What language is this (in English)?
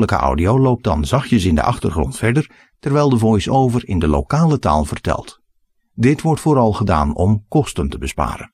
Dutch